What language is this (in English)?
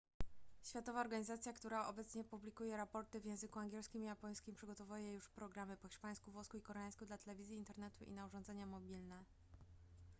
Polish